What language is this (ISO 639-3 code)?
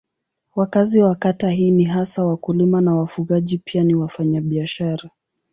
swa